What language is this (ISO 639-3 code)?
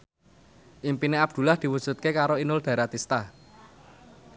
jav